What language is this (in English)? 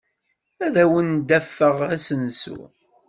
Kabyle